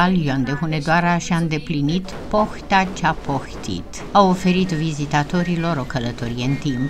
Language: Romanian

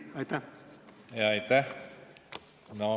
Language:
Estonian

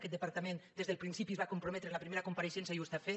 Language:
Catalan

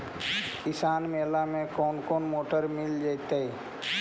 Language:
Magahi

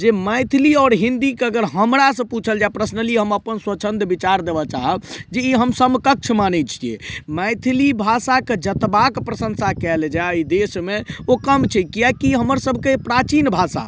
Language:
Maithili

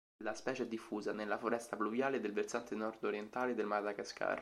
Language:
Italian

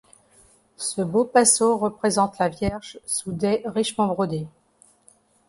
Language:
French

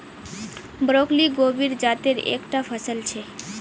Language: Magahi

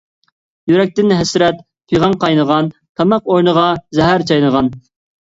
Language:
Uyghur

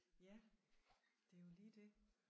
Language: Danish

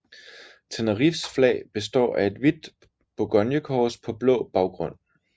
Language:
Danish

